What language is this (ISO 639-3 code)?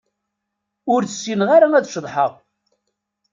kab